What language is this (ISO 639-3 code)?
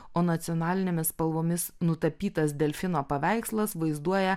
lit